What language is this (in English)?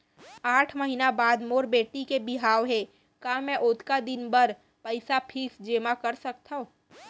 Chhattisgarhi